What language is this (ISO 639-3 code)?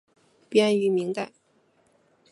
zho